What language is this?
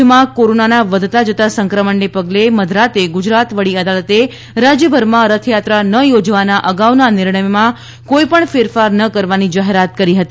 Gujarati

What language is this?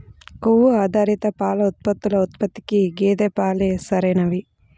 Telugu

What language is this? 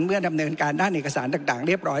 Thai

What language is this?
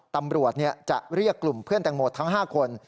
Thai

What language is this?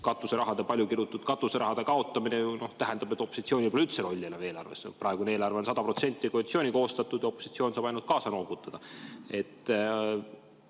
Estonian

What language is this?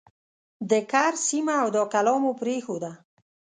Pashto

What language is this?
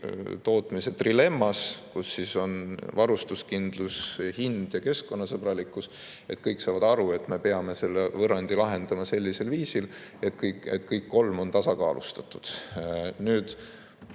Estonian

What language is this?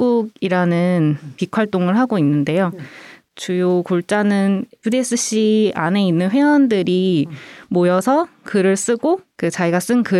Korean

